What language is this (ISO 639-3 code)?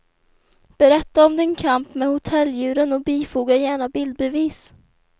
swe